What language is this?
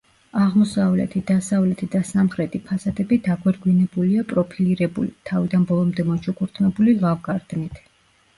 Georgian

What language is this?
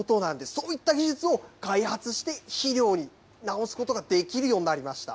Japanese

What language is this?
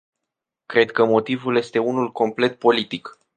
Romanian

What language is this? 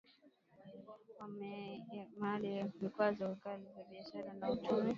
Swahili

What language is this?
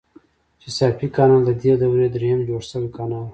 Pashto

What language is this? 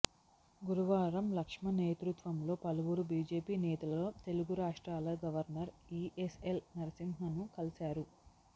Telugu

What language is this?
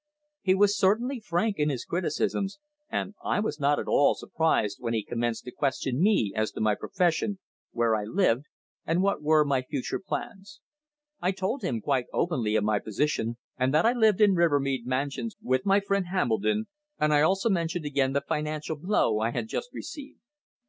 English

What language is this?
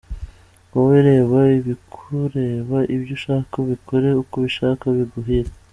Kinyarwanda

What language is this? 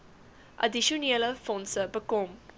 Afrikaans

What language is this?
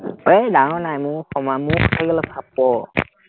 Assamese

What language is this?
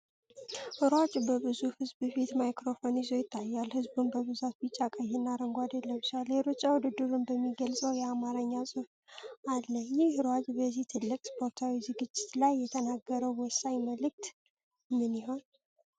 Amharic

